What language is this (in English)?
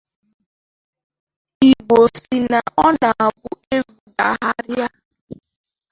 Igbo